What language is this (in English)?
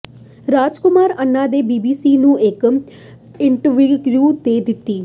Punjabi